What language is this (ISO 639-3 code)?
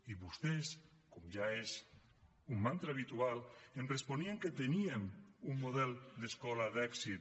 cat